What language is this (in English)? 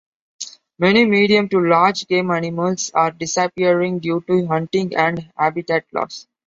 English